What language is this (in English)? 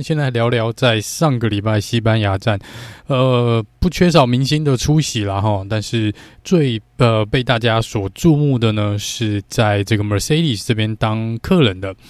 Chinese